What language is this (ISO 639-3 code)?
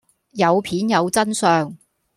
yue